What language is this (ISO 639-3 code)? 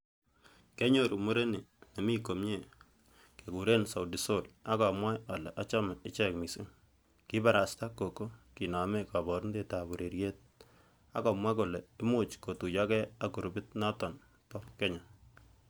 kln